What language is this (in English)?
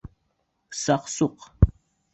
Bashkir